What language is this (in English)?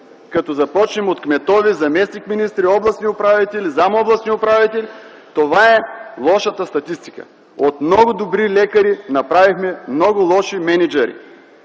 Bulgarian